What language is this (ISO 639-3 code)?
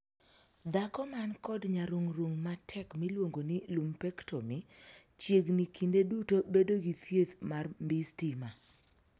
luo